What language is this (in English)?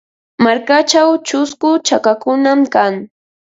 Ambo-Pasco Quechua